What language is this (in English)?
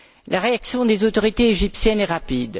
French